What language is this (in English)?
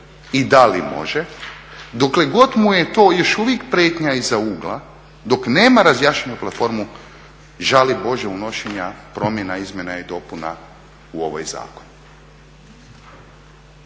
Croatian